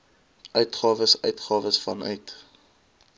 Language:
Afrikaans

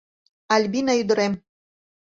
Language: Mari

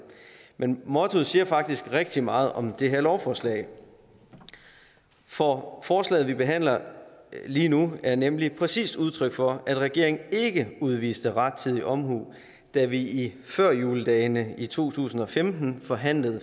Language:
Danish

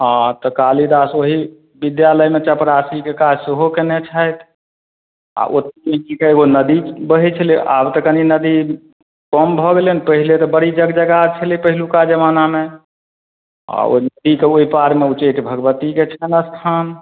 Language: Maithili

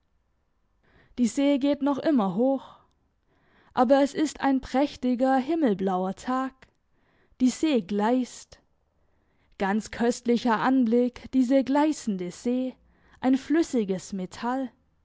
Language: German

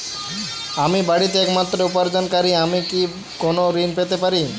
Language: Bangla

